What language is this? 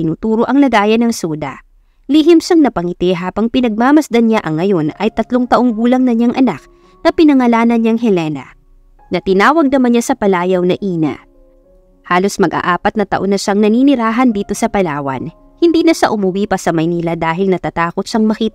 Filipino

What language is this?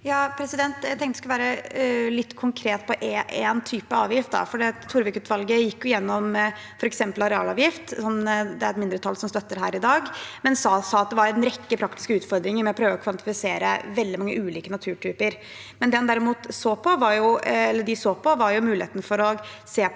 Norwegian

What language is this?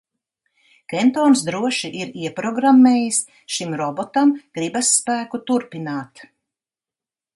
Latvian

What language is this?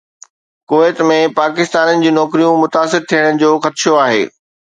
Sindhi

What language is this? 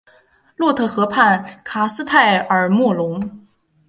Chinese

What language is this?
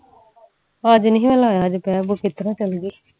Punjabi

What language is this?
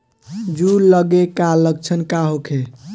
Bhojpuri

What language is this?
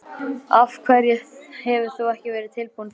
Icelandic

